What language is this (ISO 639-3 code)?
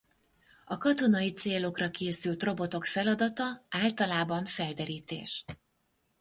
hun